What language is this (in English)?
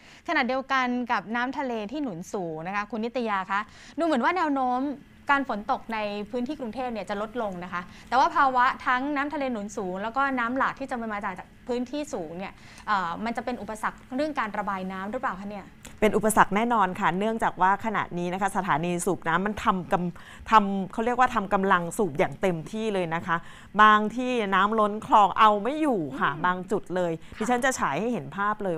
Thai